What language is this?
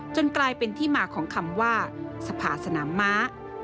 Thai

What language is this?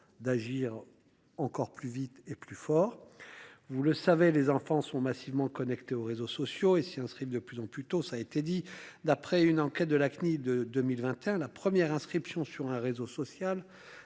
French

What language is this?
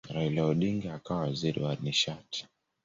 Swahili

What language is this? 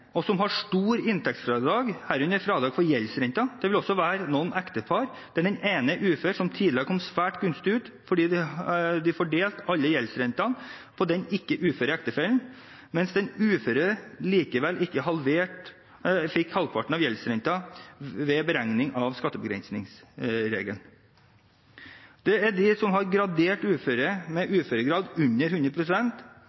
Norwegian Bokmål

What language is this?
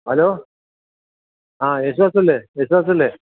Malayalam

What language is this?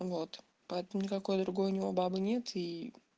Russian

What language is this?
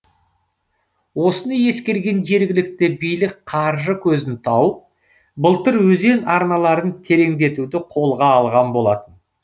Kazakh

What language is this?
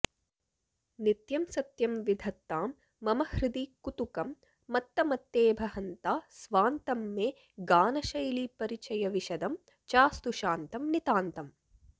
Sanskrit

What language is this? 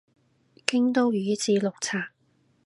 Cantonese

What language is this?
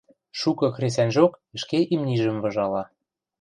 Western Mari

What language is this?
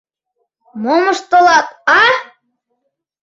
Mari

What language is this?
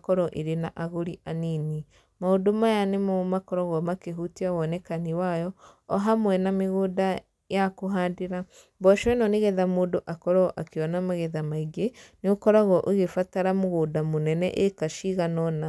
Kikuyu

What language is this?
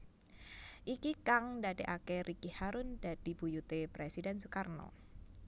Javanese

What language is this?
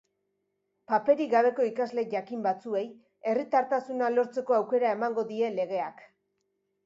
Basque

